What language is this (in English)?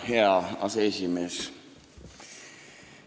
Estonian